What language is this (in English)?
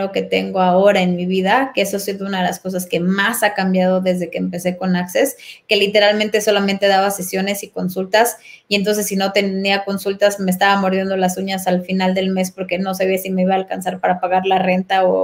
Spanish